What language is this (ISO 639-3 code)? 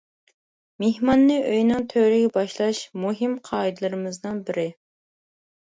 uig